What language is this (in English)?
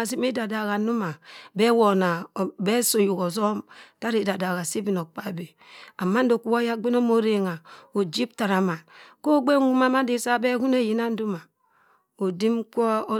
Cross River Mbembe